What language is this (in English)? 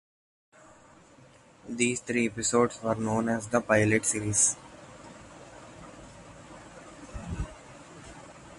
English